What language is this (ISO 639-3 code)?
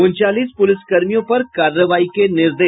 hin